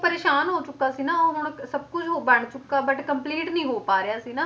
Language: Punjabi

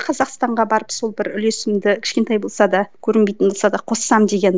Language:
Kazakh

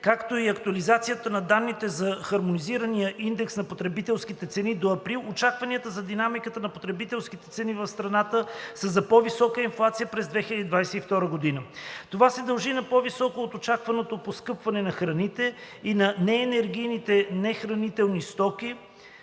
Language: Bulgarian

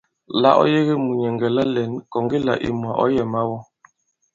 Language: Bankon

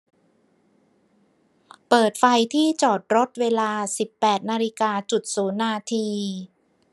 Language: Thai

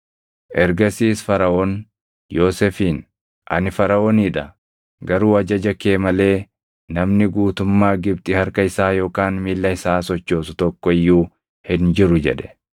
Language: Oromo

